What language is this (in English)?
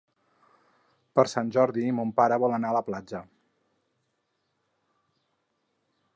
Catalan